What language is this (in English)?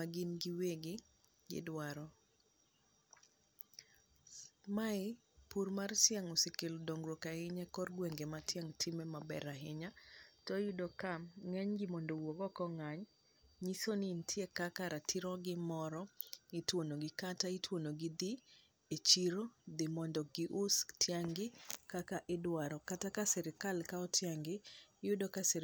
Luo (Kenya and Tanzania)